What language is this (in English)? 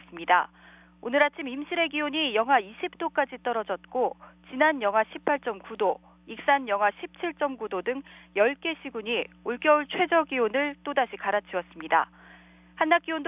Korean